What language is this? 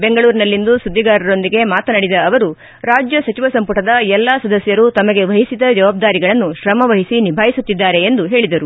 Kannada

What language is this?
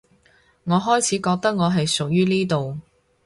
Cantonese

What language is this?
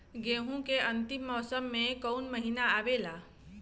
Bhojpuri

